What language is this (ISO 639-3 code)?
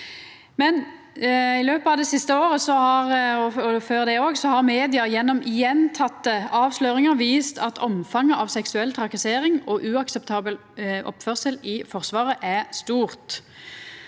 nor